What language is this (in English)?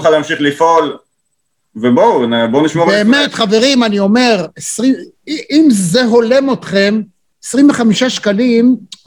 Hebrew